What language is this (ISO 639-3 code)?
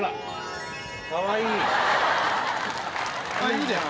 jpn